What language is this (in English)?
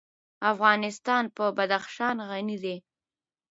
Pashto